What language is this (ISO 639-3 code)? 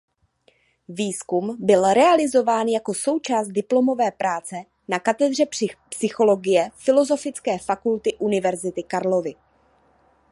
ces